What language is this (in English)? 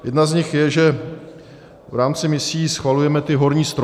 Czech